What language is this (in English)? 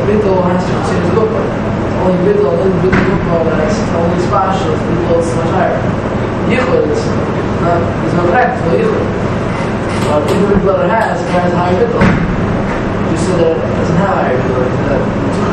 Hebrew